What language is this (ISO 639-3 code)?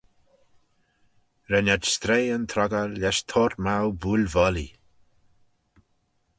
glv